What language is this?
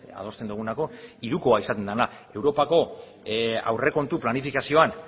Basque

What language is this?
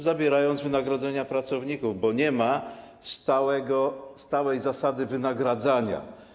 Polish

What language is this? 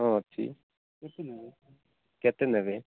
Odia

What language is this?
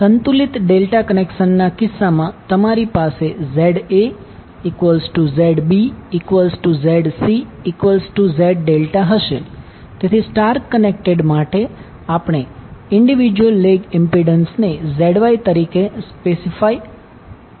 Gujarati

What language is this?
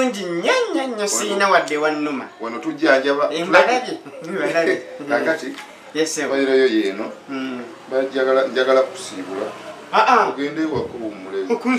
Korean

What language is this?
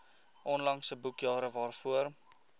Afrikaans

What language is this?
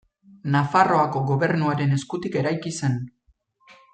Basque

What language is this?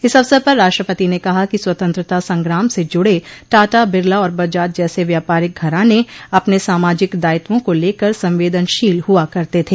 Hindi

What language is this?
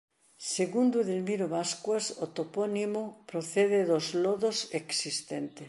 Galician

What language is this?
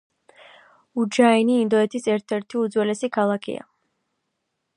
Georgian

